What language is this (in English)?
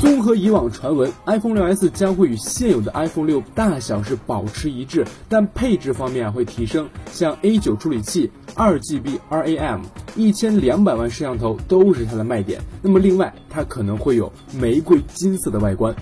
Chinese